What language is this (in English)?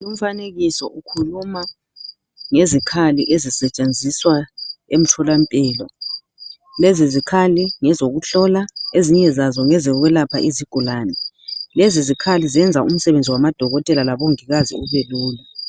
North Ndebele